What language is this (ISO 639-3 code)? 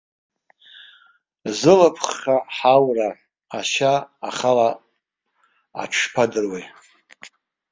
abk